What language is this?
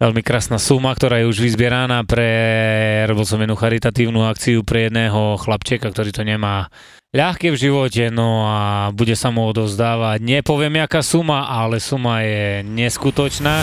Slovak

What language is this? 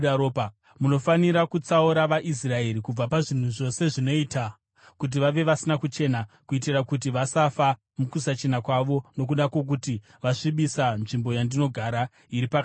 Shona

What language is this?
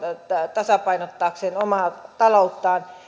Finnish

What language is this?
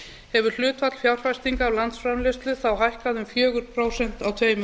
Icelandic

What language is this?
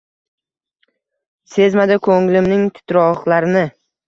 Uzbek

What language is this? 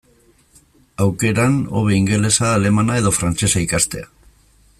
Basque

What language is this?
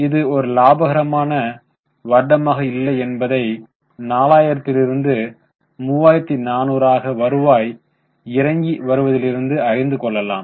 Tamil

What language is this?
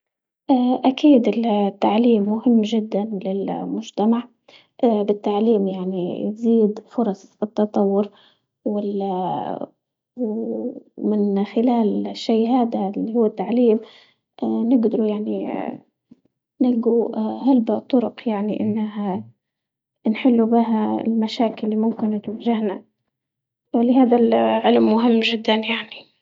Libyan Arabic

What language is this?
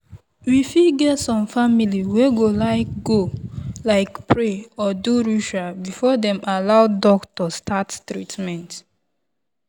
Nigerian Pidgin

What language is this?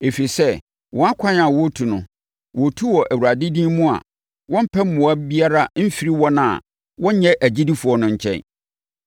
Akan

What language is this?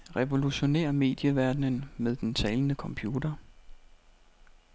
Danish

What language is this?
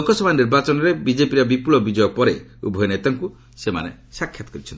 Odia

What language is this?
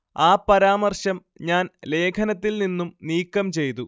Malayalam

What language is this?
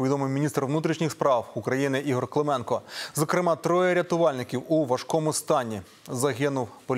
Ukrainian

